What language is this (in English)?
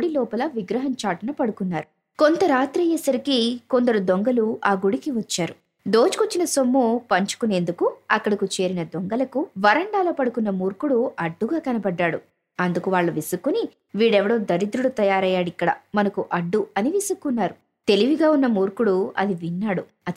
Telugu